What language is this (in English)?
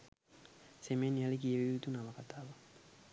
Sinhala